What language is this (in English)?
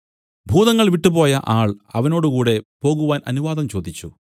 Malayalam